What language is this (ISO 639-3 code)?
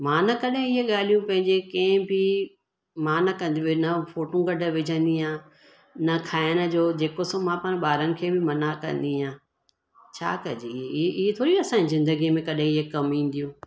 snd